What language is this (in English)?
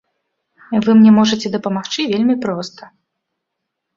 Belarusian